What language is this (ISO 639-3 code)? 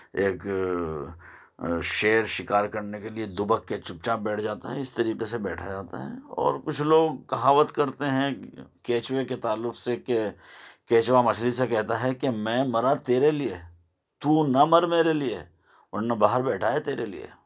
urd